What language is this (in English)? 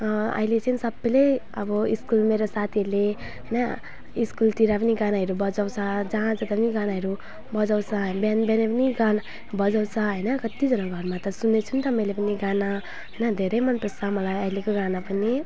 Nepali